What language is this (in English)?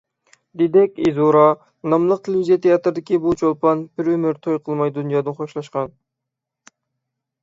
Uyghur